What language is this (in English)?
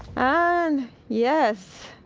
English